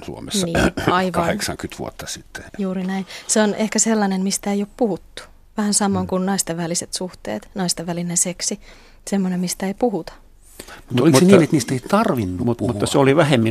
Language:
Finnish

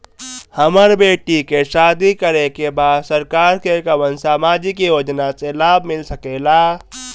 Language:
Bhojpuri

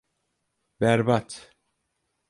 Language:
Turkish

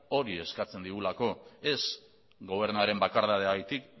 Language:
Basque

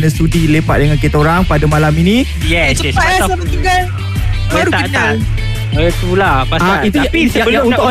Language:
Malay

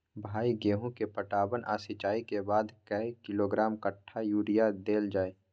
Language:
Maithili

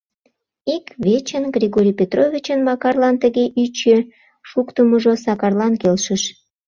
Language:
Mari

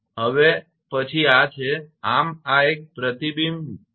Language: Gujarati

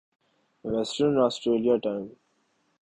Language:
Urdu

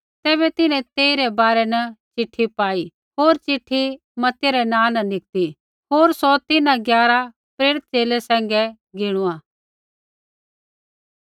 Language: Kullu Pahari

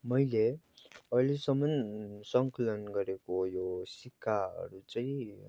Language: Nepali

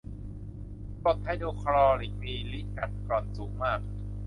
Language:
Thai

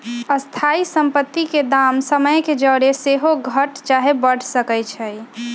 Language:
Magahi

